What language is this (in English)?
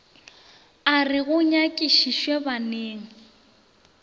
Northern Sotho